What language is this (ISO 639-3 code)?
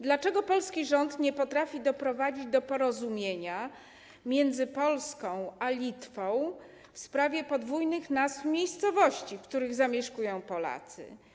pol